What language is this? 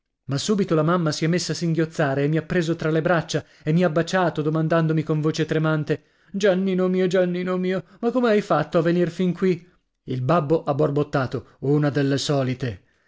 Italian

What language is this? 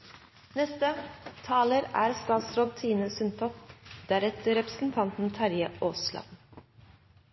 Norwegian Bokmål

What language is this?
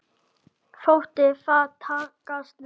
Icelandic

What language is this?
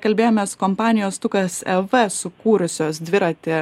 Lithuanian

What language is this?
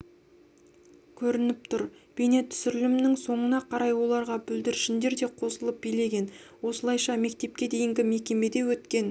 Kazakh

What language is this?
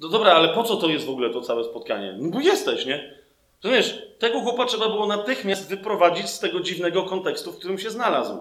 Polish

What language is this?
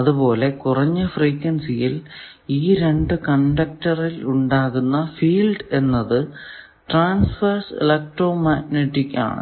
Malayalam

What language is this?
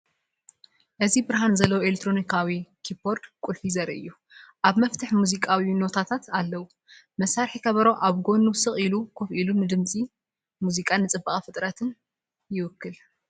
Tigrinya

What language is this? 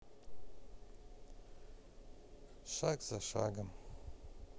Russian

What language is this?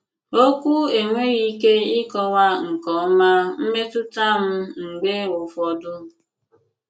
Igbo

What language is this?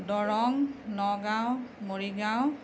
Assamese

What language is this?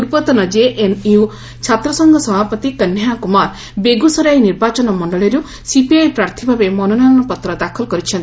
Odia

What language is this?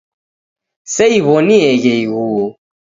Taita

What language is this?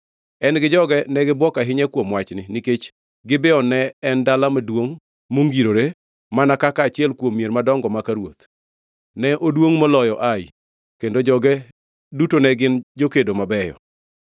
Luo (Kenya and Tanzania)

